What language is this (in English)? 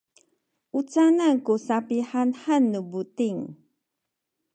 Sakizaya